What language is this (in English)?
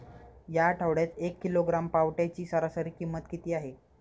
Marathi